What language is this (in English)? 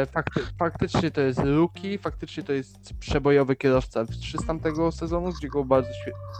Polish